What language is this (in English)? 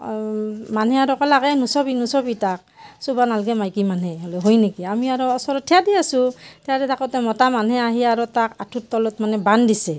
Assamese